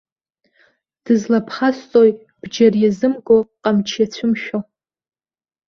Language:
Abkhazian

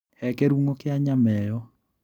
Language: Kikuyu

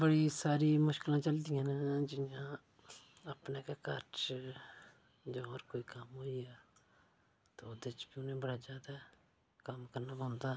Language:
Dogri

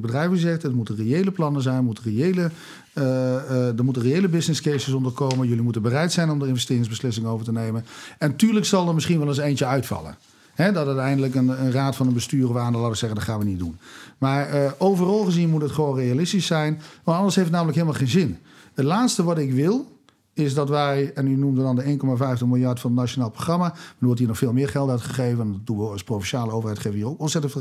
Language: Dutch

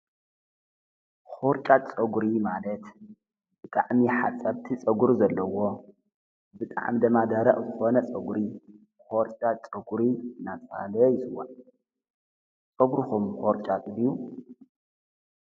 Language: Tigrinya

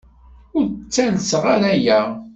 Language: Kabyle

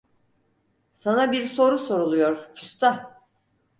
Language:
Turkish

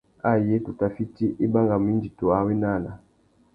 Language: Tuki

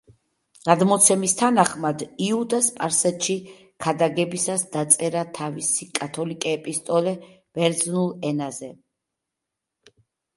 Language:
Georgian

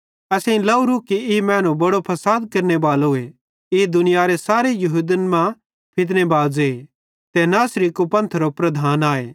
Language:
Bhadrawahi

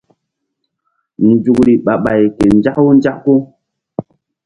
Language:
Mbum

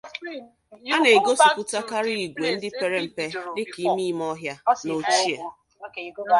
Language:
Igbo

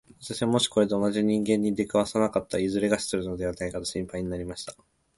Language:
Japanese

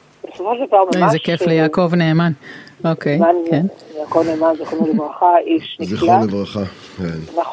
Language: Hebrew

